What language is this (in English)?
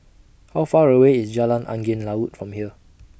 English